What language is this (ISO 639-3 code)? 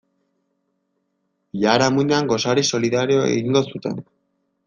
eus